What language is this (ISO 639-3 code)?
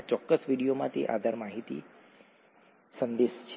guj